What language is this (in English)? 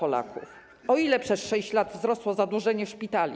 Polish